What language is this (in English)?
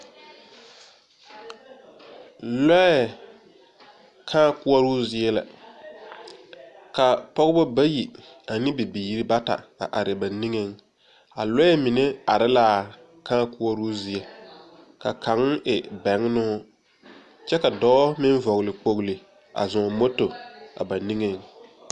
Southern Dagaare